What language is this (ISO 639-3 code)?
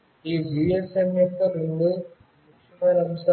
tel